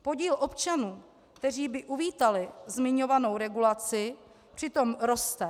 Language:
Czech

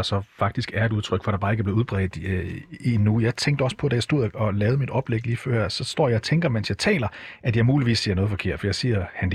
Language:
Danish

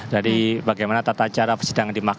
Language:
Indonesian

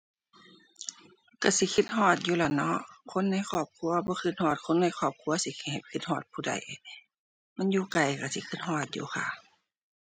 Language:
Thai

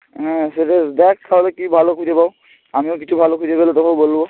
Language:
Bangla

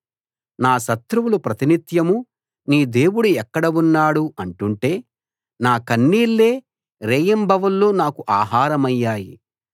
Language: Telugu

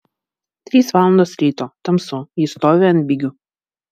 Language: Lithuanian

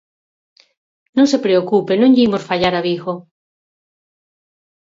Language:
Galician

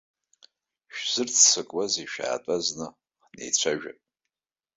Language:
Abkhazian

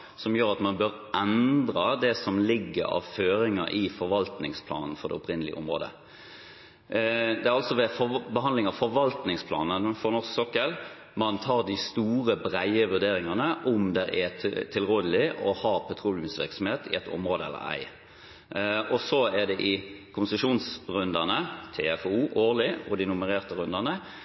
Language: Norwegian Bokmål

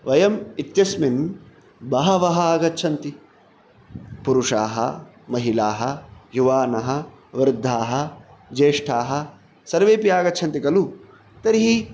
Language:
Sanskrit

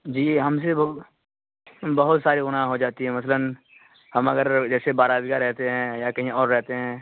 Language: Urdu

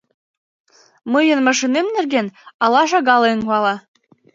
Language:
Mari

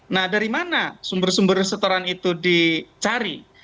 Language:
Indonesian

